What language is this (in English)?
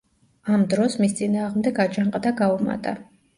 Georgian